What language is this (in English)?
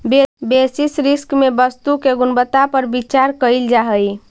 Magahi